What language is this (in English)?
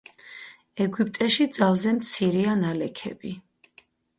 Georgian